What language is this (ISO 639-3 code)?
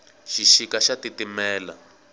tso